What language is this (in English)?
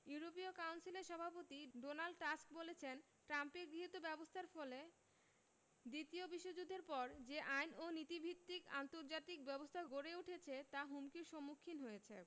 Bangla